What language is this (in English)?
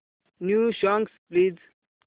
Marathi